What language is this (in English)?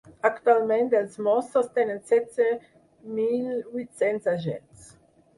Catalan